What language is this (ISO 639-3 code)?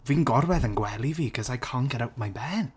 cym